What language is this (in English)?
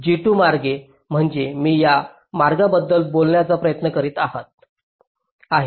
Marathi